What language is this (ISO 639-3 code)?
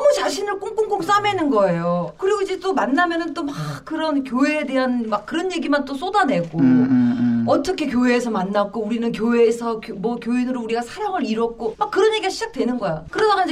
kor